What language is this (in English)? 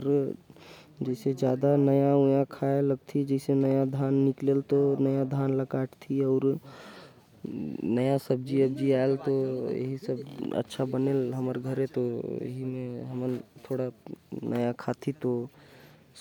Korwa